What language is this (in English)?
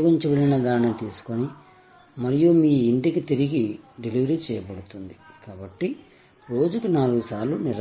Telugu